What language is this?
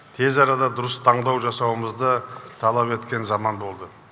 Kazakh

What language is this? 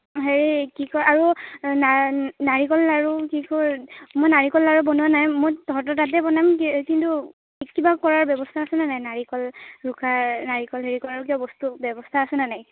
Assamese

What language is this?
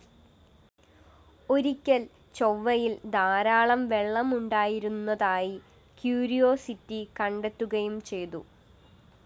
Malayalam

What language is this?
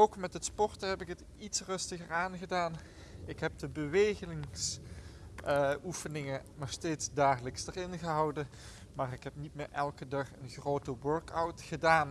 Dutch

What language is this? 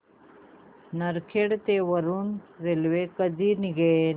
Marathi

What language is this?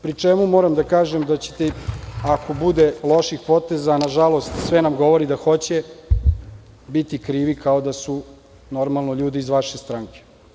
Serbian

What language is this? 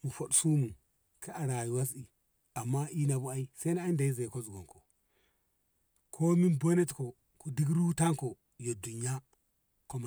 Ngamo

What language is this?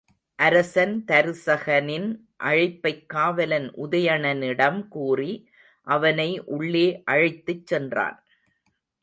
Tamil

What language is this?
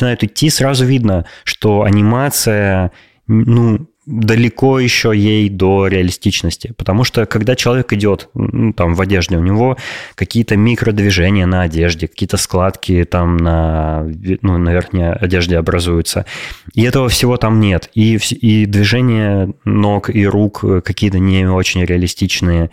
Russian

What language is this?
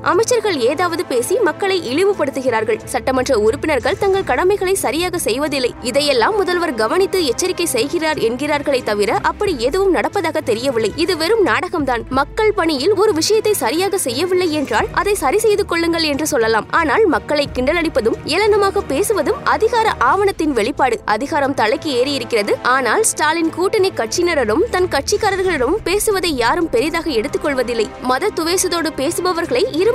Tamil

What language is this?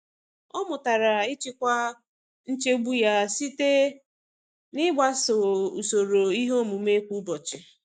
Igbo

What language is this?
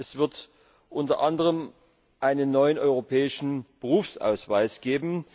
German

